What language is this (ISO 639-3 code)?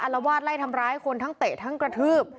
tha